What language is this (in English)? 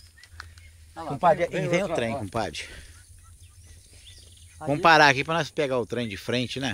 Portuguese